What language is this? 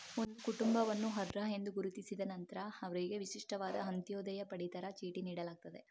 Kannada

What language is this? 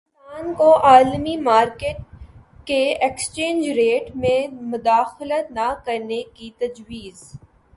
Urdu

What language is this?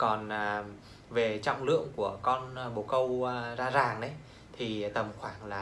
Vietnamese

